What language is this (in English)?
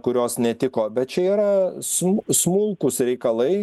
Lithuanian